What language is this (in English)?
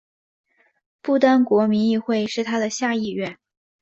Chinese